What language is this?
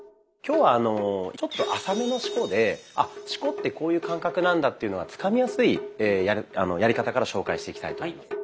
Japanese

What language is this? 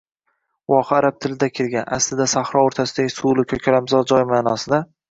Uzbek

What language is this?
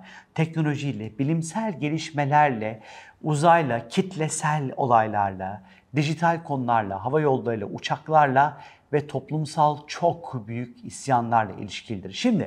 Turkish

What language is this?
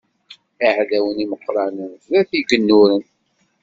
Kabyle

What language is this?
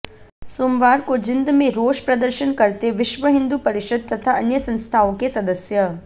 Hindi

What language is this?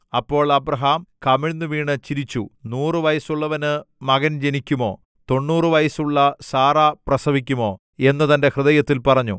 Malayalam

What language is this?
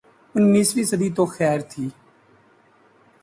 Urdu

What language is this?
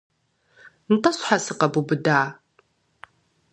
Kabardian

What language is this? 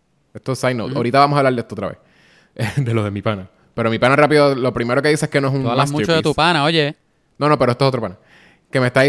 Spanish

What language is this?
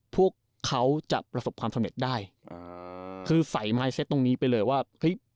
Thai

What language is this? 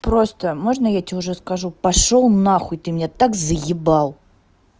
Russian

